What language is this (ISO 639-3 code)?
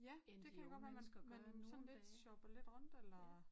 dan